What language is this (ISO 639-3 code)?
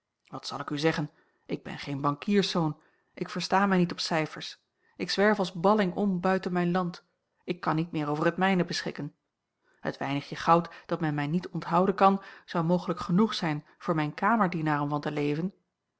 nld